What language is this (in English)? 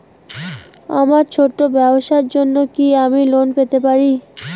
Bangla